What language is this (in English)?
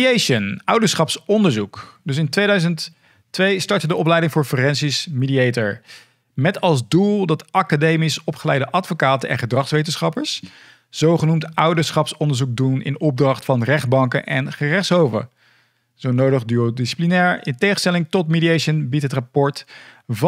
Dutch